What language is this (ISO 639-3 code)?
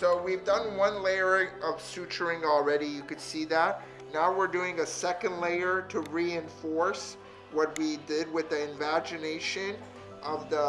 eng